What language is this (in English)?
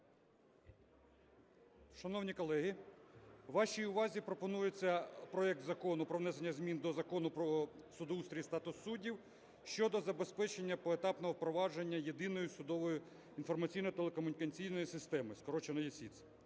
Ukrainian